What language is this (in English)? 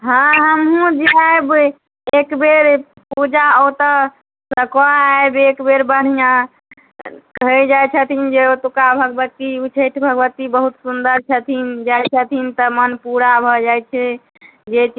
Maithili